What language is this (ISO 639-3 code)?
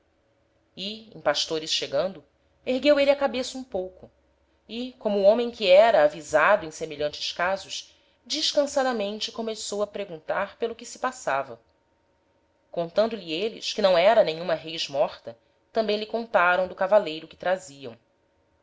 por